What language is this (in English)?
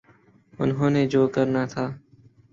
Urdu